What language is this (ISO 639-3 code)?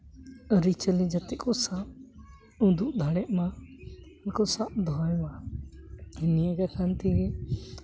sat